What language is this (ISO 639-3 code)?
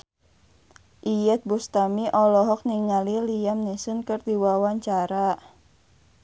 sun